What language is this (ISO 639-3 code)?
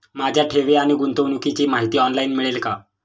mar